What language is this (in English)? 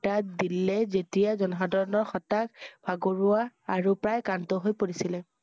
Assamese